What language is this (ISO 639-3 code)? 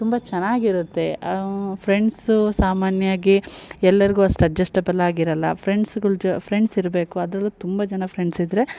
kan